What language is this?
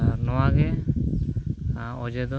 Santali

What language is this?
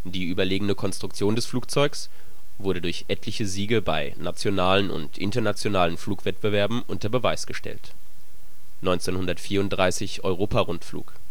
German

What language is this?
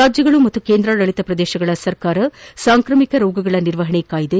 Kannada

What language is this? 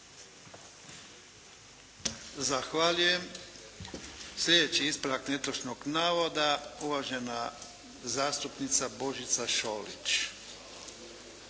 Croatian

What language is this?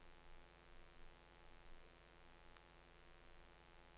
Norwegian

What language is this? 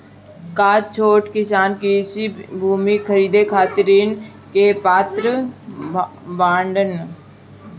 Bhojpuri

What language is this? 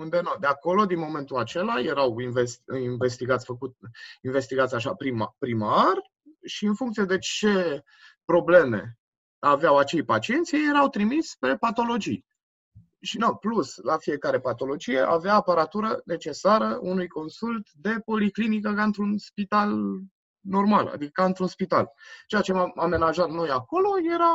Romanian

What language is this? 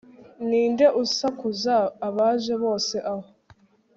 Kinyarwanda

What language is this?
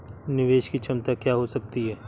Hindi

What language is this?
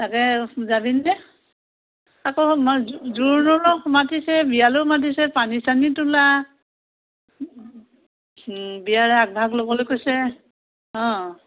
Assamese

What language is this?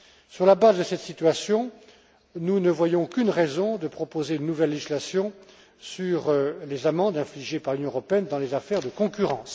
French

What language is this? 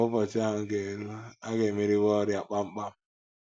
Igbo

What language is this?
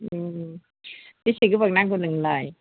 Bodo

